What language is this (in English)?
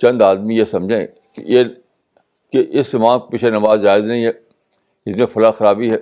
Urdu